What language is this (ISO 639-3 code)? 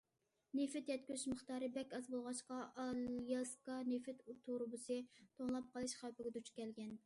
uig